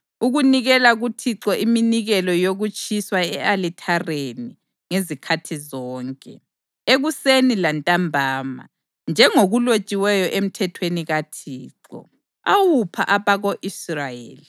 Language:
North Ndebele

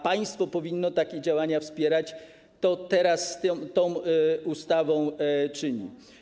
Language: Polish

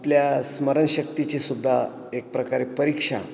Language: Marathi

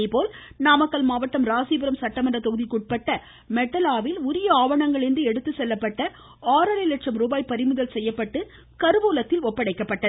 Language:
Tamil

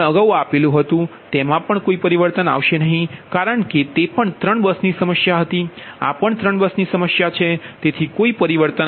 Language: Gujarati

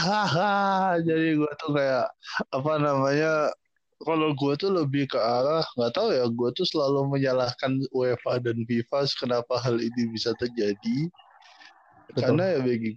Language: Indonesian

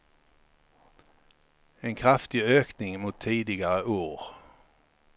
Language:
Swedish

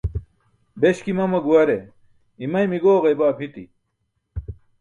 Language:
Burushaski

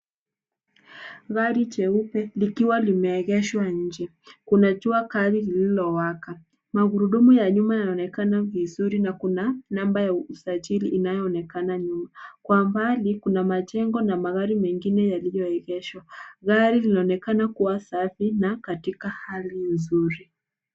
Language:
Swahili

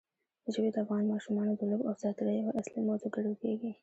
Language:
Pashto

